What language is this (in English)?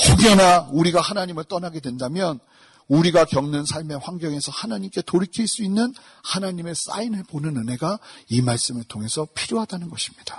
Korean